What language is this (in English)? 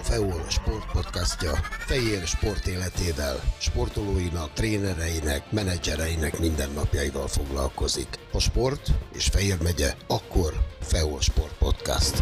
Hungarian